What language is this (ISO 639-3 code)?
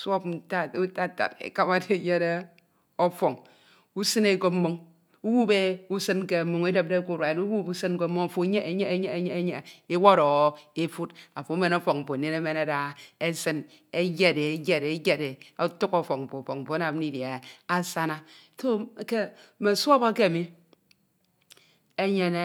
itw